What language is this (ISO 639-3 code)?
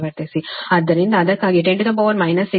kan